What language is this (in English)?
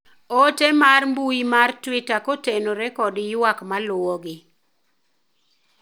Luo (Kenya and Tanzania)